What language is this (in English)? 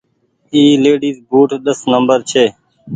Goaria